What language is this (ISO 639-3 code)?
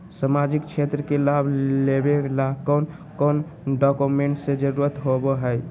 mag